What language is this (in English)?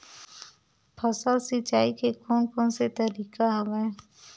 Chhattisgarhi